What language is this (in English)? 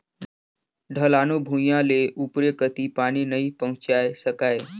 Chhattisgarhi